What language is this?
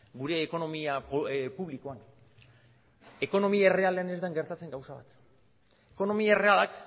Basque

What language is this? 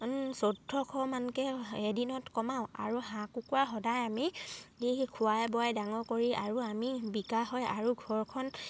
Assamese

